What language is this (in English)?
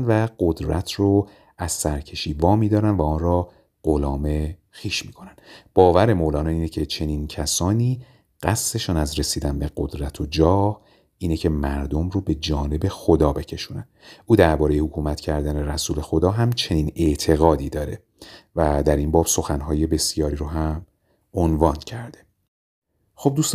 Persian